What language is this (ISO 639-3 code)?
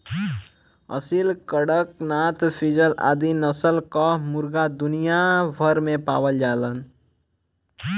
bho